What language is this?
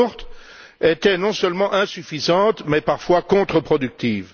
French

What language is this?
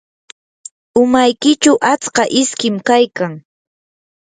Yanahuanca Pasco Quechua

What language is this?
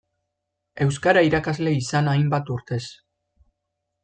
Basque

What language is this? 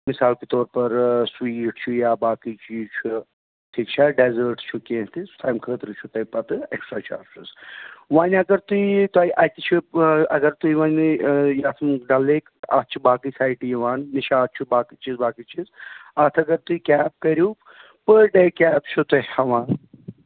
Kashmiri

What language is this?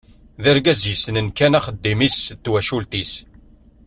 Kabyle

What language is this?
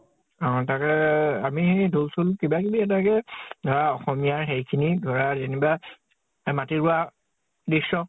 Assamese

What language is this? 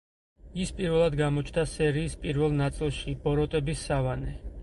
Georgian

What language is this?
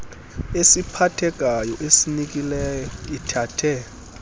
Xhosa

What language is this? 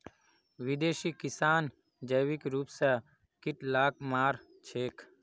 Magahi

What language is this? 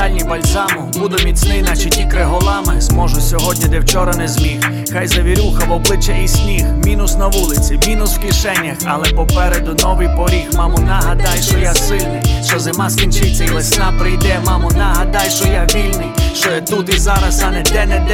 Ukrainian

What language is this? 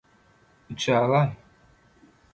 Turkmen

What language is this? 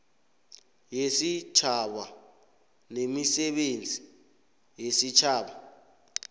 South Ndebele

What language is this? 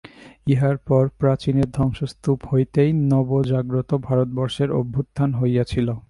Bangla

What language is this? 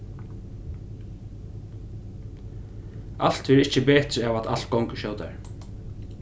Faroese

